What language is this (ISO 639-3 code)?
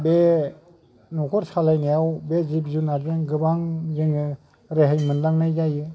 brx